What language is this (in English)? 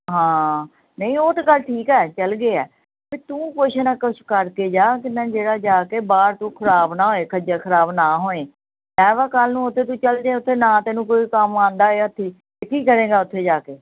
Punjabi